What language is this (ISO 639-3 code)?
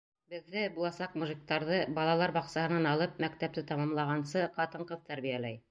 bak